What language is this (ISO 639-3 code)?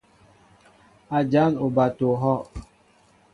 mbo